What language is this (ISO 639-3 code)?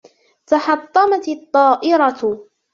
ara